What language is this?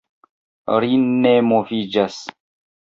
Esperanto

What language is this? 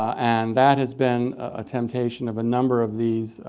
English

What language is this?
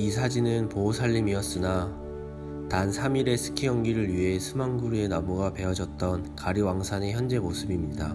Korean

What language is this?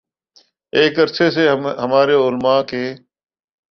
Urdu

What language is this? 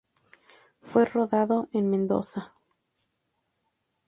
Spanish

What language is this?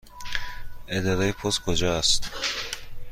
Persian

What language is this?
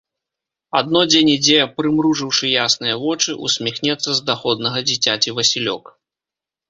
Belarusian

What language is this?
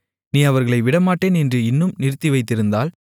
Tamil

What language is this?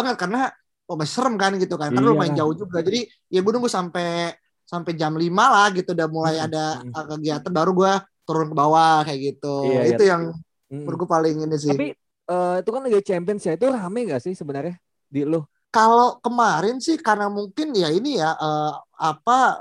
Indonesian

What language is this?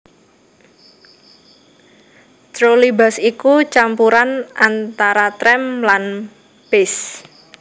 Javanese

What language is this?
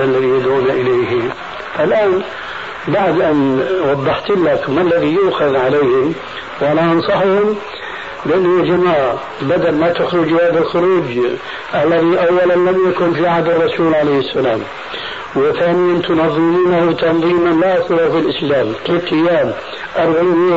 Arabic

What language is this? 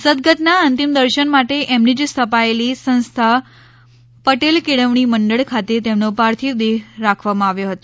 Gujarati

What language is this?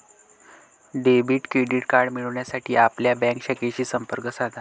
Marathi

